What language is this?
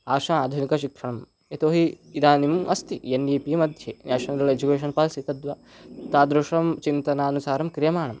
Sanskrit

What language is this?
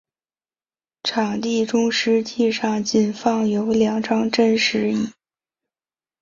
Chinese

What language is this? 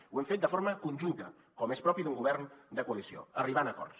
Catalan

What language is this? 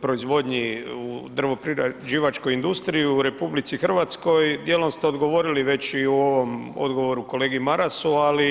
Croatian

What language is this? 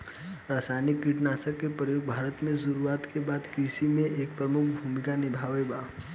Bhojpuri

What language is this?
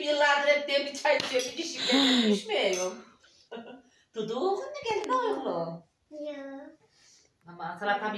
Turkish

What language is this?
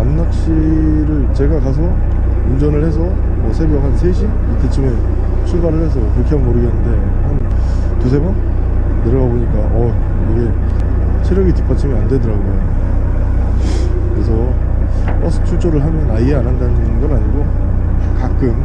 Korean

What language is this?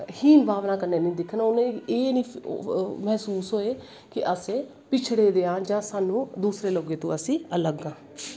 Dogri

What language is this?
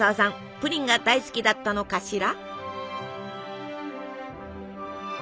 Japanese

